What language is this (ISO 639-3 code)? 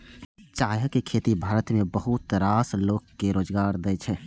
mai